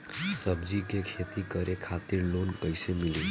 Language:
Bhojpuri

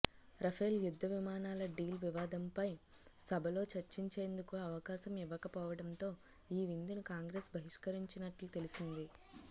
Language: Telugu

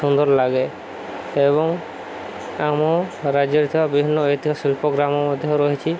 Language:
Odia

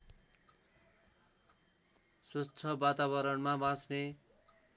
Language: Nepali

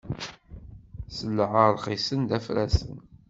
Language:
Kabyle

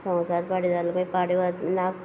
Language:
Konkani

